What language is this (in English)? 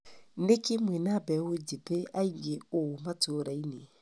Kikuyu